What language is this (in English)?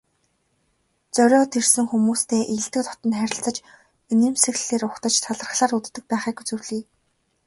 Mongolian